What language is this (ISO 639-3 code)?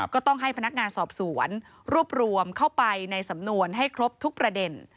tha